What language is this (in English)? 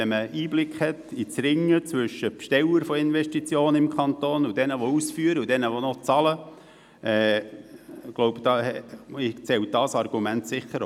Swiss German